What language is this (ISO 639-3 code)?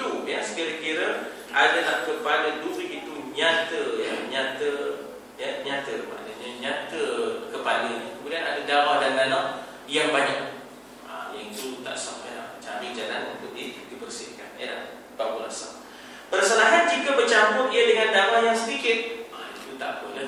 msa